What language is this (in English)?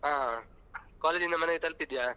Kannada